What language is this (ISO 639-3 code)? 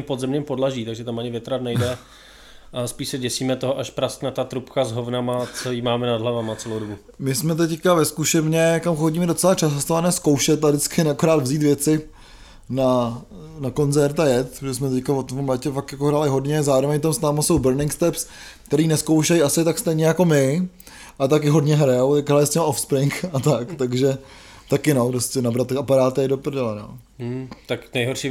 ces